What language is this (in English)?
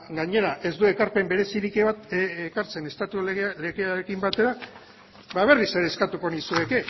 Basque